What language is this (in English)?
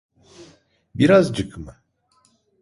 Turkish